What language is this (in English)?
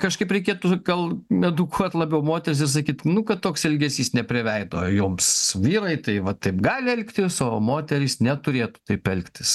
Lithuanian